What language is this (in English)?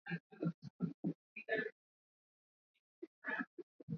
Swahili